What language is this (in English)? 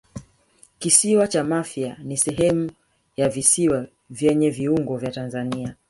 Swahili